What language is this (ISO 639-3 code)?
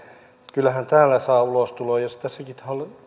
fin